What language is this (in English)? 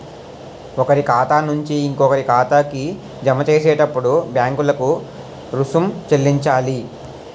Telugu